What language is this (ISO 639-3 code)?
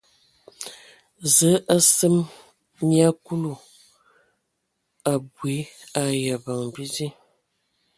ewo